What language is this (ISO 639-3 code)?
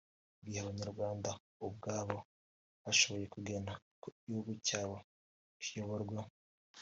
kin